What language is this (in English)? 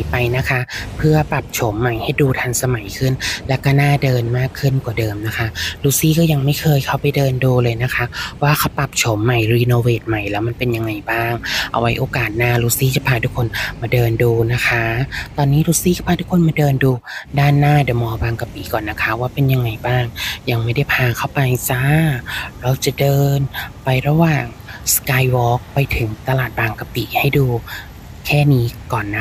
Thai